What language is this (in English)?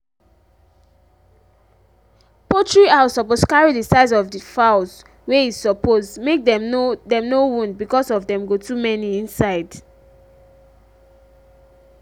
Nigerian Pidgin